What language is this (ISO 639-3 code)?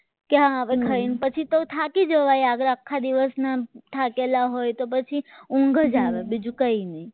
guj